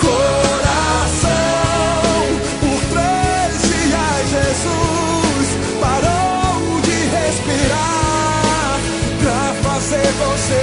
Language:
Portuguese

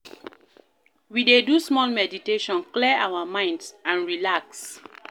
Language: Nigerian Pidgin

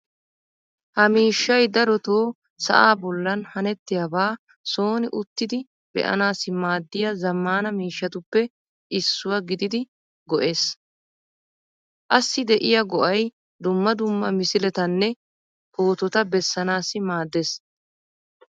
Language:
Wolaytta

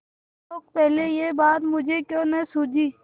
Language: Hindi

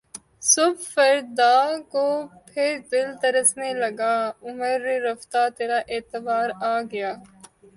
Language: Urdu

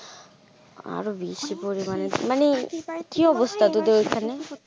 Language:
Bangla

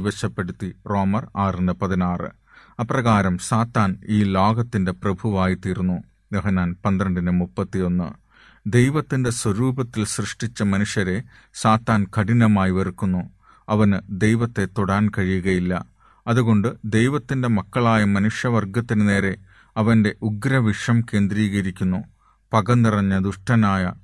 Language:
Malayalam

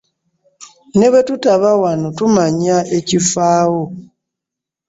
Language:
Ganda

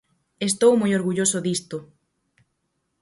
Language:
Galician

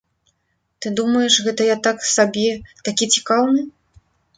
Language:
Belarusian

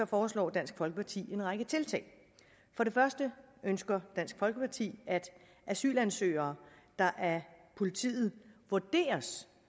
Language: Danish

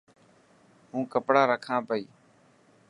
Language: Dhatki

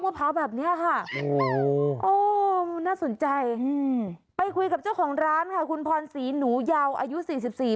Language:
Thai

